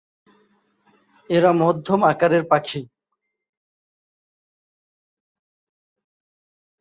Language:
Bangla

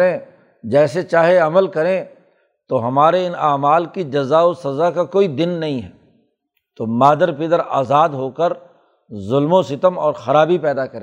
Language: Urdu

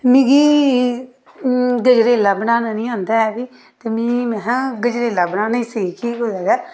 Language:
Dogri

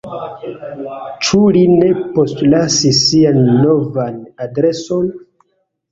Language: Esperanto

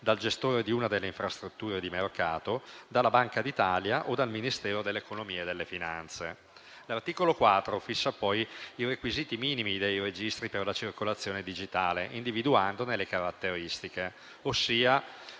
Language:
Italian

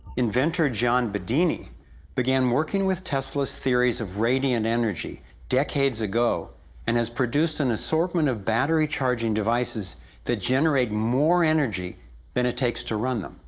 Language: English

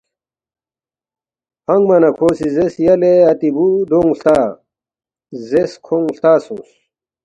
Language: Balti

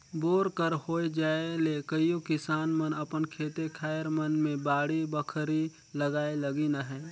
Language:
Chhattisgarhi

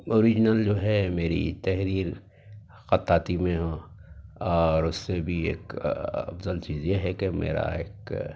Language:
Urdu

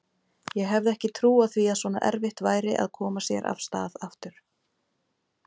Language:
Icelandic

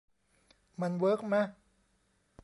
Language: Thai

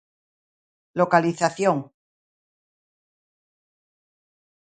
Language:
Galician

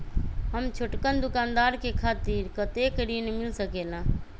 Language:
Magahi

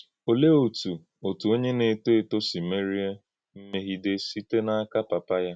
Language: Igbo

